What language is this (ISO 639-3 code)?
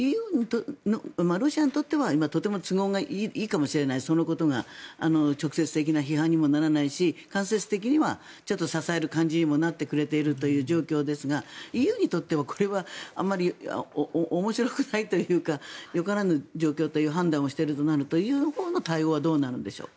jpn